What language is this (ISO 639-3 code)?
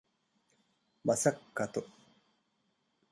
div